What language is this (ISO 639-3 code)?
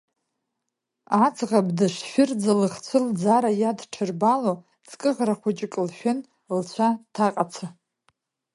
abk